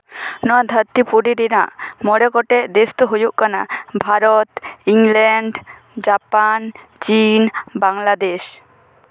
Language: Santali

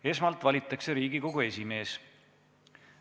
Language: Estonian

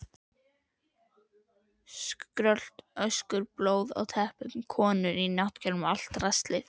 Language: Icelandic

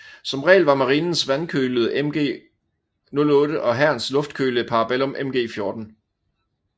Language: Danish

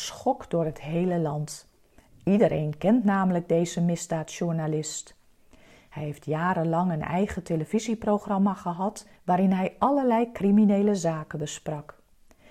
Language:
Dutch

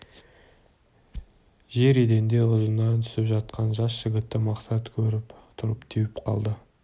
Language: Kazakh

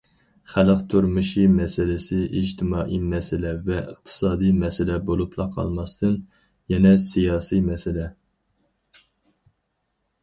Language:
Uyghur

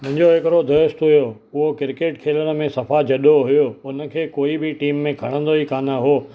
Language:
Sindhi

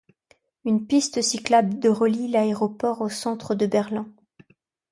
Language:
French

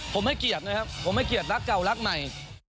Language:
Thai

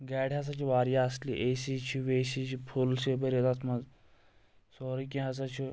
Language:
Kashmiri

